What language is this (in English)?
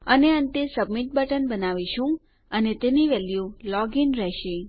Gujarati